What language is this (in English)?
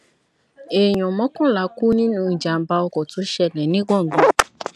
Yoruba